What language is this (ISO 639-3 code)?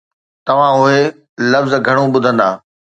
snd